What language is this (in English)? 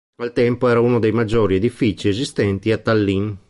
Italian